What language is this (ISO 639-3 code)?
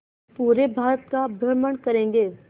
hin